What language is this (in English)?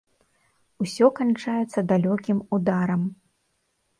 Belarusian